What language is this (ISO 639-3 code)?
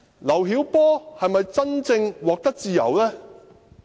yue